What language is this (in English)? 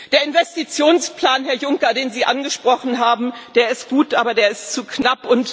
German